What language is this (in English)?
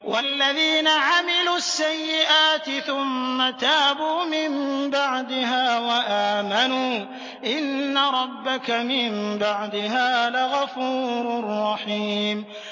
Arabic